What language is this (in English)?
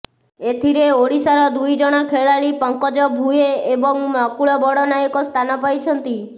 Odia